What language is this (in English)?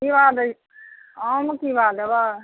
Maithili